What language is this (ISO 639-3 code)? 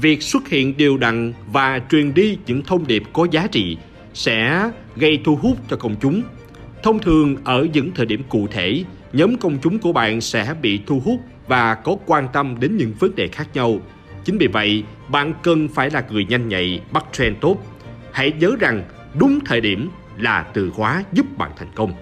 vie